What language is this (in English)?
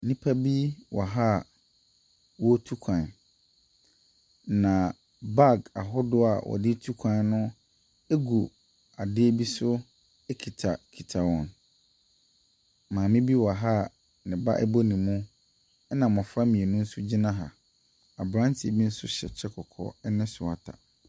Akan